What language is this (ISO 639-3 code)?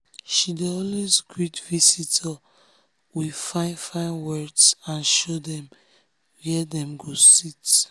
pcm